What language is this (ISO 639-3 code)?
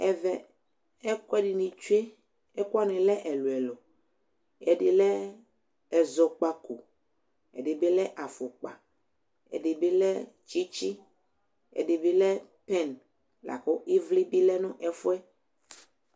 kpo